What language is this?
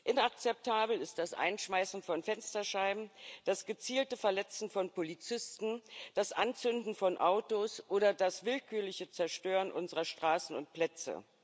German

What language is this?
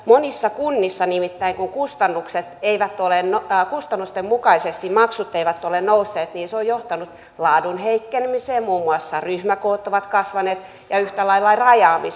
Finnish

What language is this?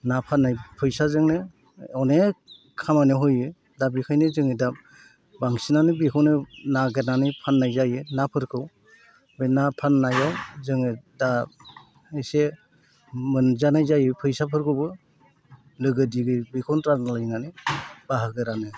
Bodo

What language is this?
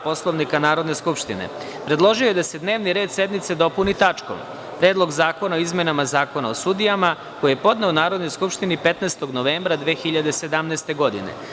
Serbian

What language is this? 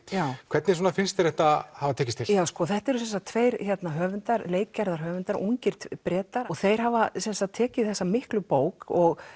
Icelandic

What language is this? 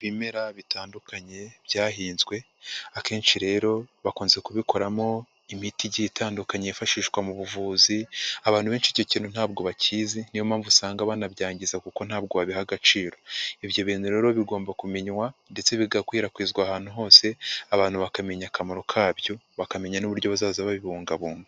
Kinyarwanda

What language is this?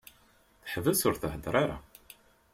Kabyle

